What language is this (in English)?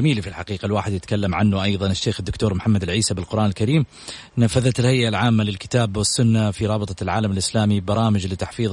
Arabic